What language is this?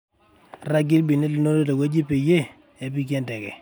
Masai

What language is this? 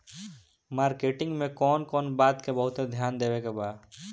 Bhojpuri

